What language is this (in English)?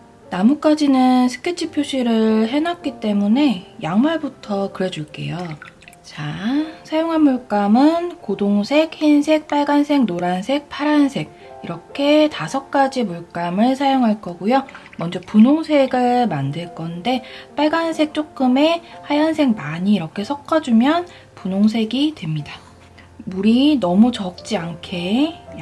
Korean